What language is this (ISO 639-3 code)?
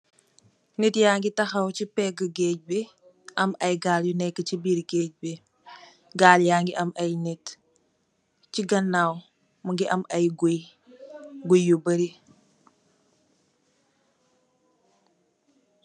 wol